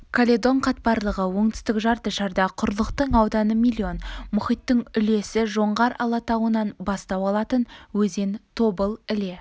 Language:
Kazakh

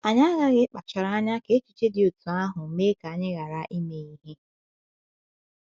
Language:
Igbo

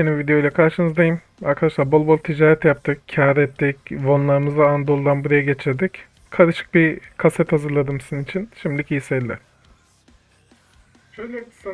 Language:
Turkish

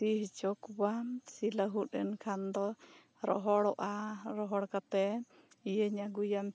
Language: Santali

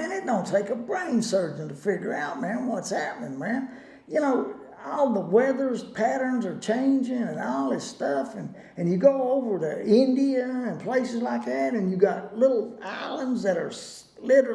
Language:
English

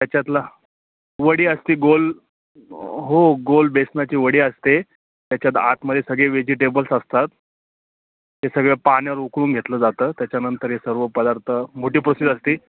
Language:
Marathi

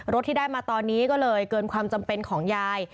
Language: Thai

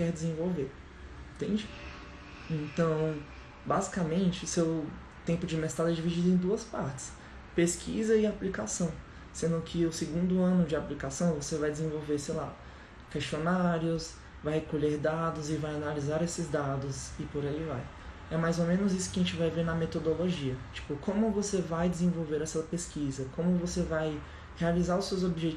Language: Portuguese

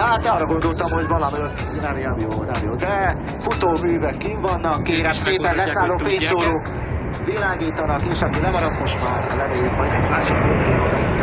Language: Hungarian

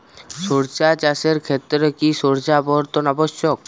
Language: Bangla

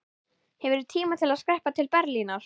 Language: Icelandic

